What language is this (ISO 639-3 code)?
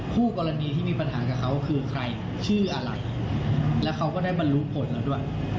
tha